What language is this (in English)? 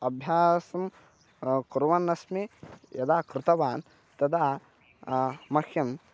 Sanskrit